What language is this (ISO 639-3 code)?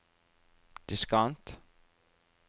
nor